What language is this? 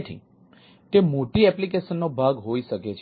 Gujarati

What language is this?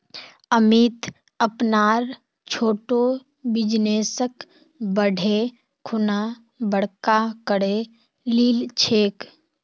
Magahi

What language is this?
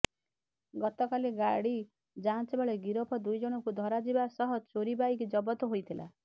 Odia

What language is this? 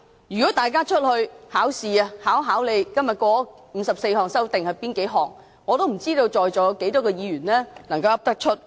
Cantonese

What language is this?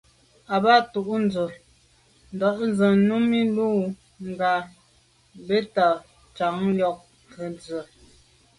Medumba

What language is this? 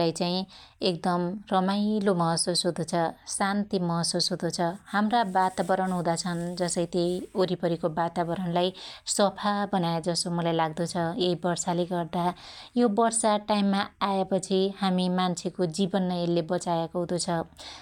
Dotyali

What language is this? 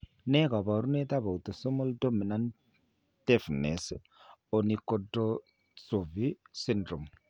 Kalenjin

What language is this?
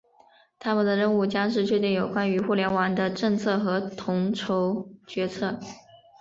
Chinese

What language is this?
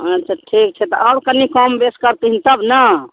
Maithili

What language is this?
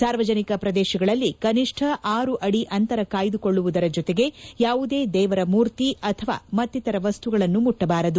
Kannada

